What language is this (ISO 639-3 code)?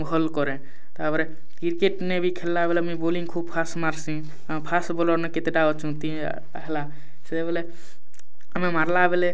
ori